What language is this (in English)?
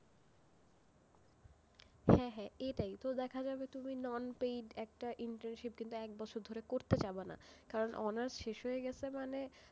Bangla